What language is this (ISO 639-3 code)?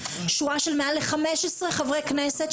heb